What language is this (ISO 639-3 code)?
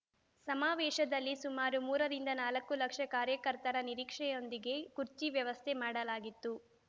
kan